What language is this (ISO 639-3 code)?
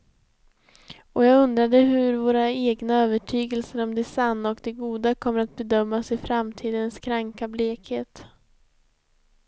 swe